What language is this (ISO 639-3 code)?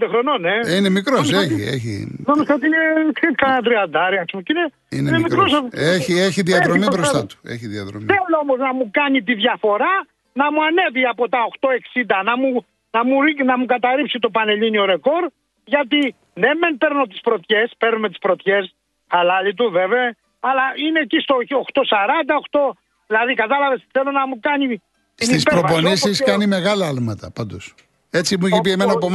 ell